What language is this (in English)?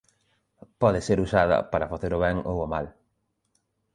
Galician